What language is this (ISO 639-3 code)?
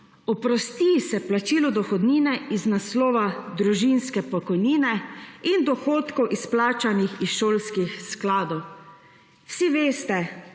slv